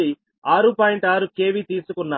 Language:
Telugu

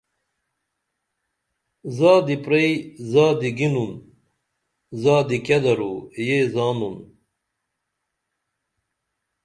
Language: Dameli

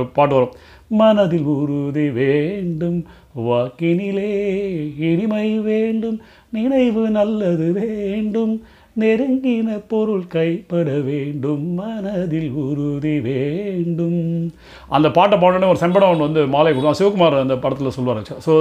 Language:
Tamil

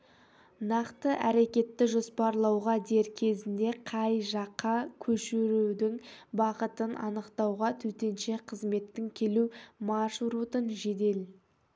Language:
Kazakh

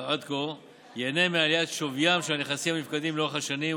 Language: Hebrew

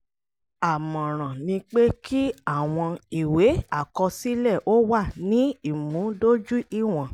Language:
Yoruba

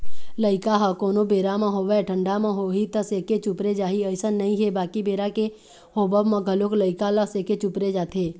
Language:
Chhattisgarhi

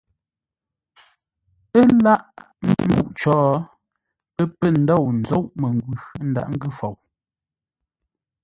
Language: Ngombale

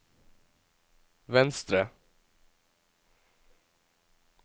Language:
Norwegian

